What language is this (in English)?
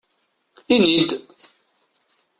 Kabyle